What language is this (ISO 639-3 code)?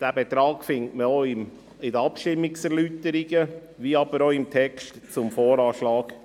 gsw